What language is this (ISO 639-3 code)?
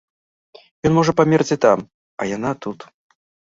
bel